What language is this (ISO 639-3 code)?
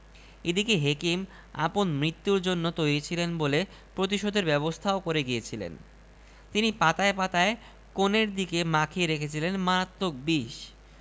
ben